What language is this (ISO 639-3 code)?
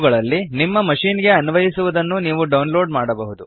kan